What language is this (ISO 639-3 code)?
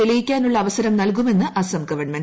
mal